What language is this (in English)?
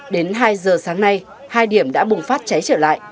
Vietnamese